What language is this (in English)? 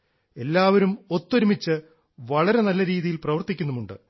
Malayalam